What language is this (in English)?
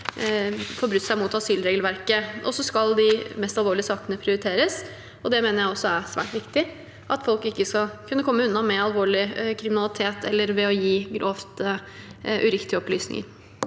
Norwegian